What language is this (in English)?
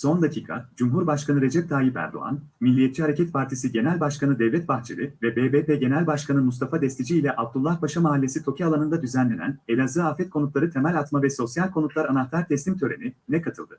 Turkish